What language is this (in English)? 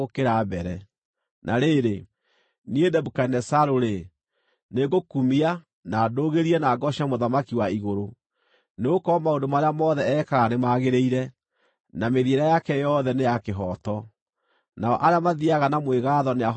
Kikuyu